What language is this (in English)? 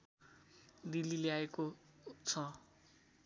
Nepali